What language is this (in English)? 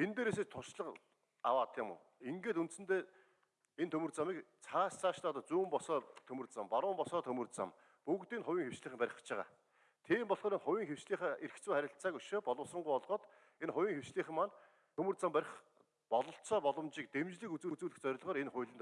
Turkish